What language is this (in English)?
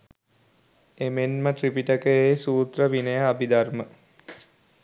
Sinhala